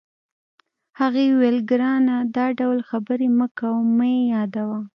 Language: Pashto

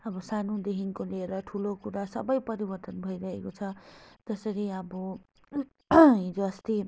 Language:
Nepali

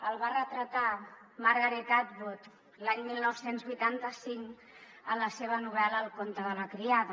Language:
Catalan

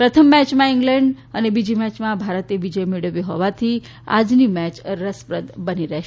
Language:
Gujarati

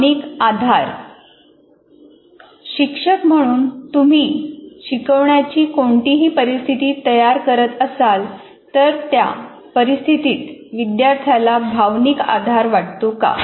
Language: Marathi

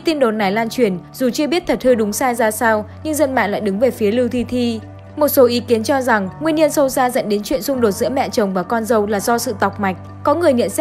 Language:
Vietnamese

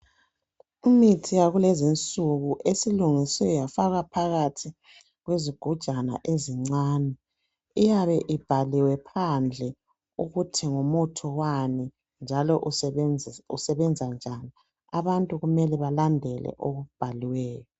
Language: North Ndebele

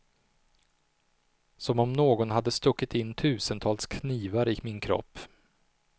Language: Swedish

